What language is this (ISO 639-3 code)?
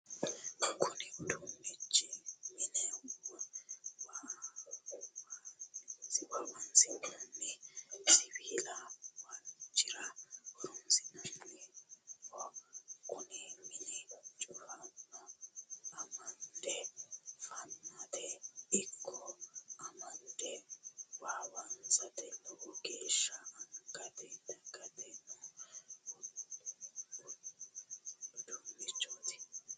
sid